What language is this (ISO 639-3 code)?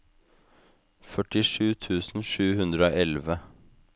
nor